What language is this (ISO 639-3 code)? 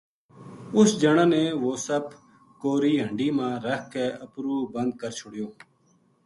gju